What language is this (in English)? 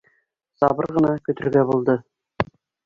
Bashkir